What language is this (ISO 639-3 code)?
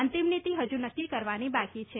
guj